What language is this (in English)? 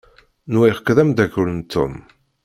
Kabyle